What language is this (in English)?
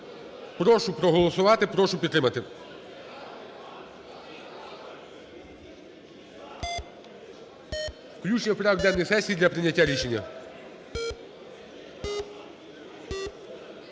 Ukrainian